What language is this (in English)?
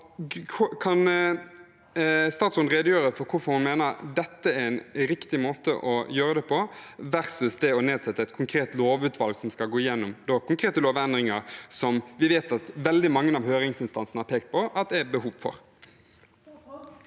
Norwegian